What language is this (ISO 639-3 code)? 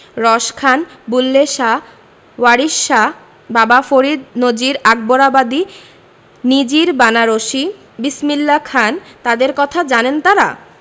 ben